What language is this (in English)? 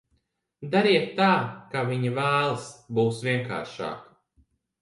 Latvian